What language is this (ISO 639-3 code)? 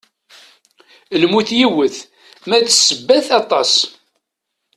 kab